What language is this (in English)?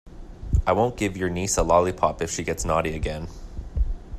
English